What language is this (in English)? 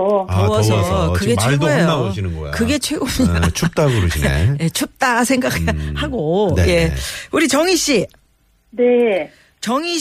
Korean